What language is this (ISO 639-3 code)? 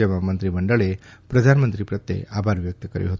guj